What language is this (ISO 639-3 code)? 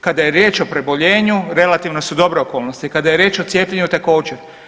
hrv